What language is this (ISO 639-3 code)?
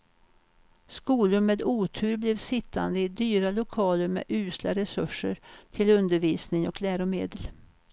swe